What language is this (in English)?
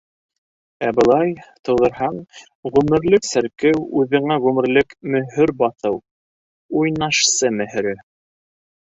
Bashkir